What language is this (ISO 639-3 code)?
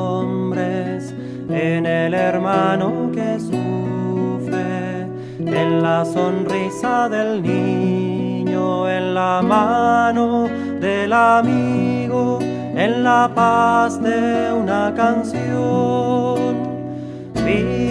spa